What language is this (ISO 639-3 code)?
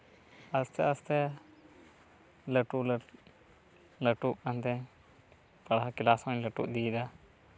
sat